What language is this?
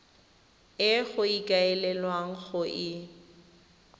Tswana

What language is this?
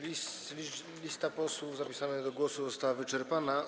Polish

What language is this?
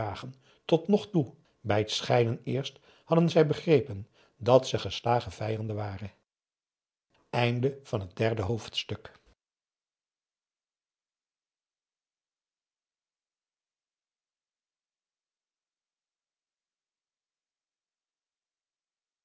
Dutch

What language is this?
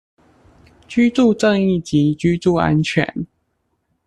Chinese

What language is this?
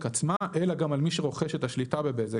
Hebrew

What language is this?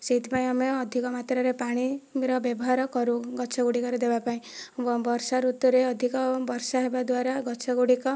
Odia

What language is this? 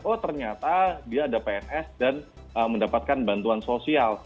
Indonesian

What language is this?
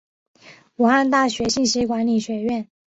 Chinese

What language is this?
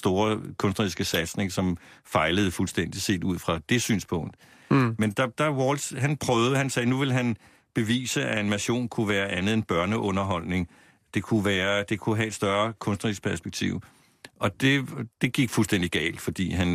Danish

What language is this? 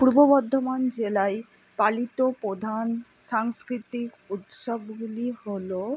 Bangla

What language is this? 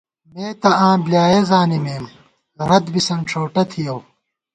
Gawar-Bati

